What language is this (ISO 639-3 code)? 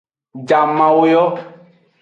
ajg